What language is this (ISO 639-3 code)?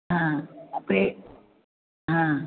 san